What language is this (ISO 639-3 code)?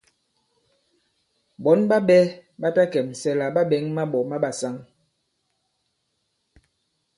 abb